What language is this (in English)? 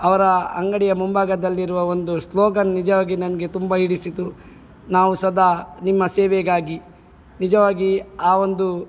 Kannada